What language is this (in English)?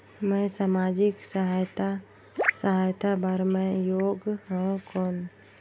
Chhattisgarhi